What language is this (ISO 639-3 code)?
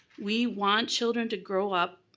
eng